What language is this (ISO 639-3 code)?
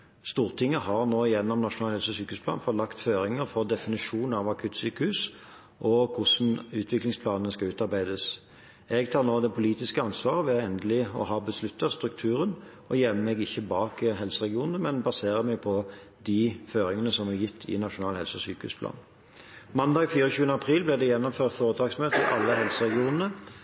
nob